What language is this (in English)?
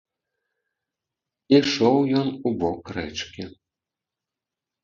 Belarusian